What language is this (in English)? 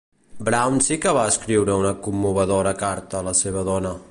Catalan